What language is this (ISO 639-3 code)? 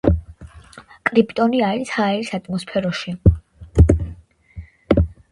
kat